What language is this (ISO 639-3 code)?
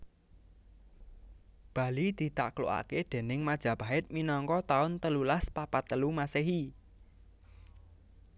jav